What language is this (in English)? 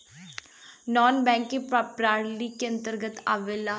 Bhojpuri